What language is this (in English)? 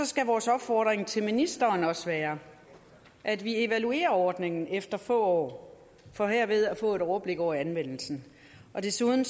Danish